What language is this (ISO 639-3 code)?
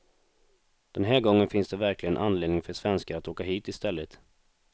swe